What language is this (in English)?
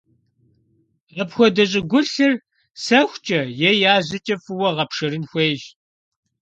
Kabardian